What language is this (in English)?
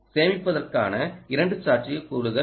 Tamil